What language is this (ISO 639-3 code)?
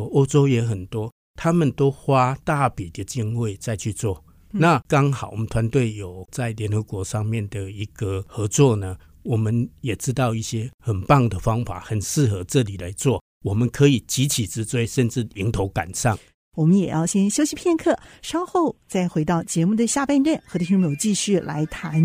zho